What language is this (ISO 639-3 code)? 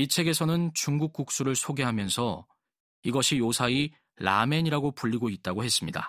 kor